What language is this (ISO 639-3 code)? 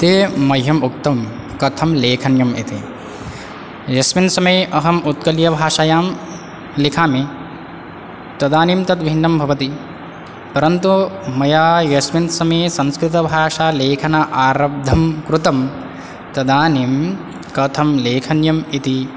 san